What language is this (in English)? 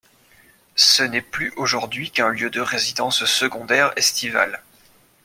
French